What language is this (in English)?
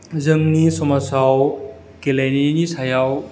Bodo